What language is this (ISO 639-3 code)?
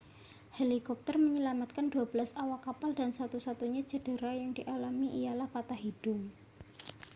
ind